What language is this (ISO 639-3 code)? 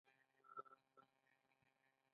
pus